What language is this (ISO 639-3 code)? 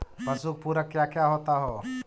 mag